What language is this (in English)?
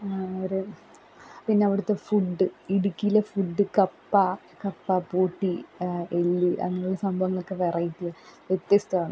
Malayalam